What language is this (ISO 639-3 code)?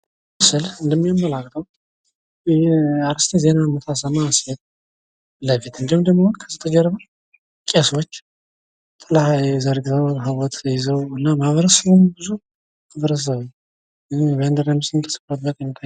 amh